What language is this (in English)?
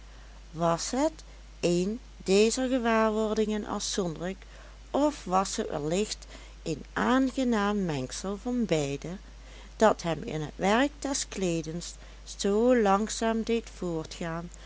Dutch